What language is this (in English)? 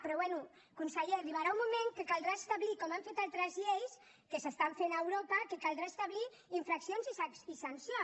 Catalan